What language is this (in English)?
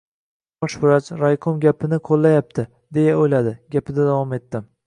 Uzbek